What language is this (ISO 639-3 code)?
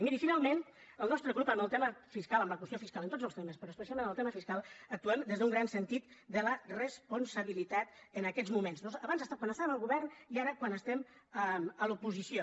cat